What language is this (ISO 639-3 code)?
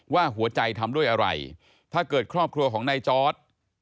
tha